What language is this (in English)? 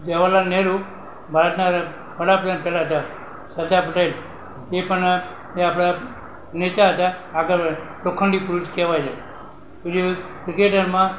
Gujarati